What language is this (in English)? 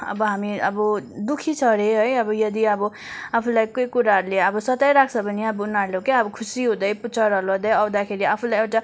Nepali